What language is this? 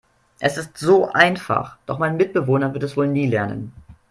German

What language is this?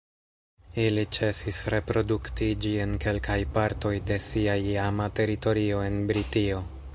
Esperanto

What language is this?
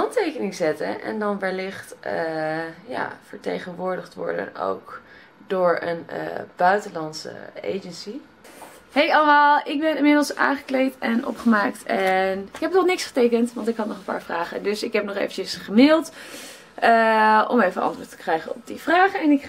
Dutch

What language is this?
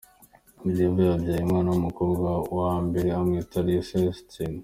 Kinyarwanda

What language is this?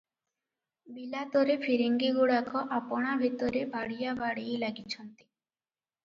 Odia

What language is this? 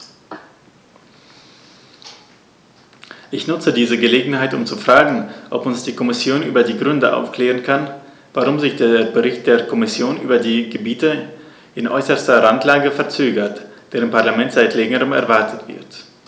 German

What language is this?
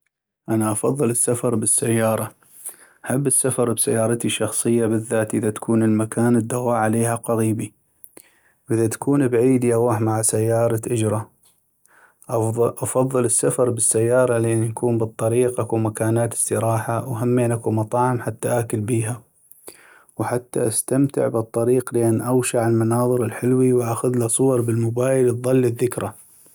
North Mesopotamian Arabic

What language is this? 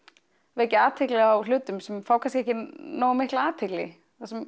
Icelandic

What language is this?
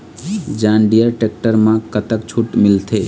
Chhattisgarhi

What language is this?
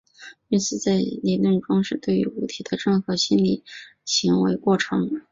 Chinese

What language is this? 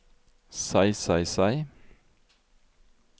Norwegian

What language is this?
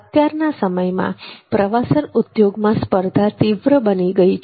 Gujarati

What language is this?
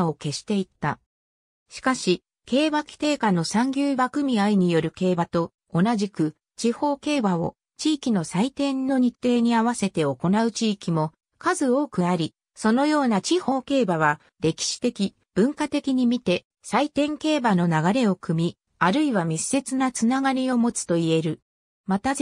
Japanese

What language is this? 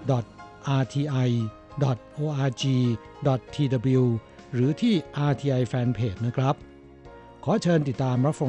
Thai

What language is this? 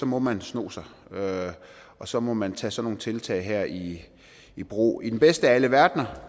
Danish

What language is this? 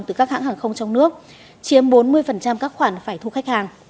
Vietnamese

